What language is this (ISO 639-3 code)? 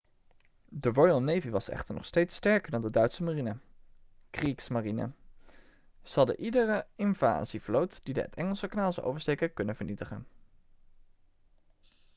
nld